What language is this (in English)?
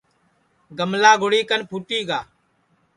Sansi